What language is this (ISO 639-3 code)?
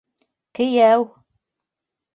bak